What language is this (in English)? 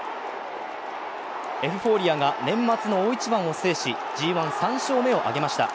Japanese